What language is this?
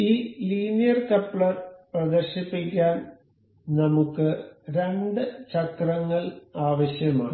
Malayalam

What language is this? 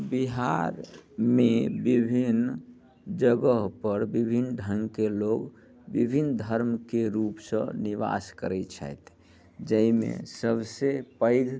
Maithili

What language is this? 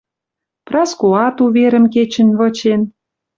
Western Mari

